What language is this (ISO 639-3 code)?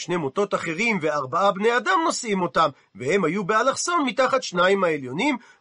heb